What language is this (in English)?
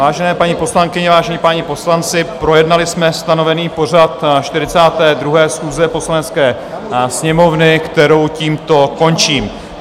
Czech